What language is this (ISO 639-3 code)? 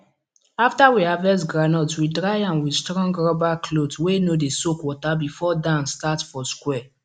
pcm